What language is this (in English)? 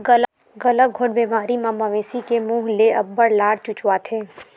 Chhattisgarhi